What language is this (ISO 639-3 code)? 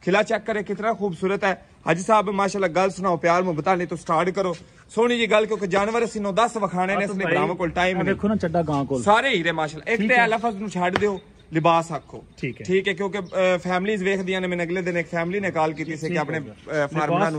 hin